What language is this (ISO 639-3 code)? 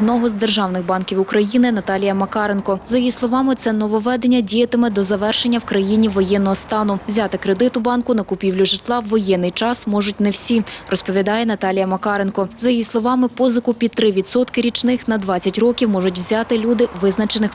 ukr